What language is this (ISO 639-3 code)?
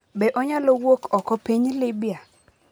luo